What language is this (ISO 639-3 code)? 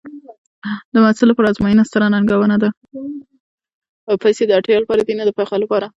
pus